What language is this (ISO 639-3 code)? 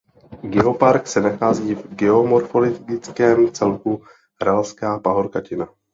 ces